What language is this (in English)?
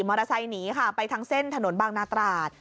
Thai